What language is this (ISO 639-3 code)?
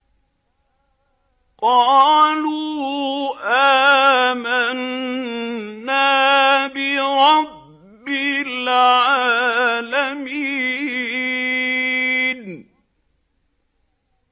ara